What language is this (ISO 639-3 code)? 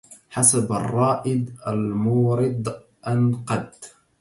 ara